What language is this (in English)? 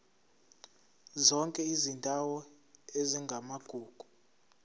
Zulu